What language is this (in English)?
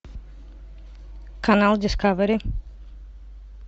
Russian